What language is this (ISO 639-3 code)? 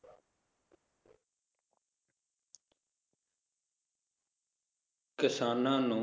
pan